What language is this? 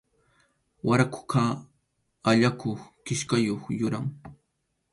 Arequipa-La Unión Quechua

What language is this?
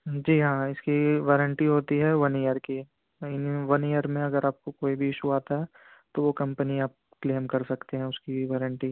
Urdu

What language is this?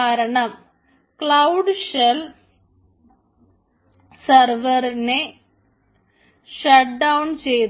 Malayalam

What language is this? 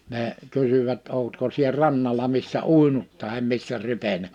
Finnish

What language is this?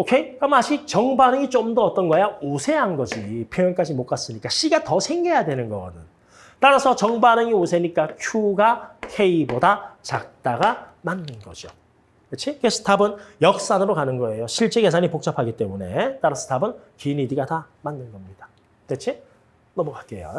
Korean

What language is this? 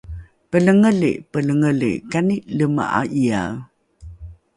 Rukai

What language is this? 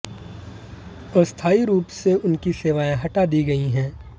Hindi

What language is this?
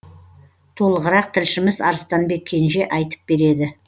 Kazakh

